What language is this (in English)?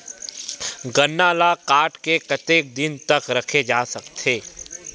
Chhattisgarhi